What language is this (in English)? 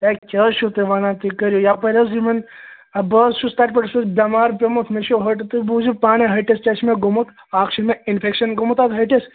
Kashmiri